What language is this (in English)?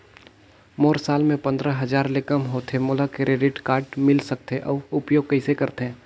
Chhattisgarhi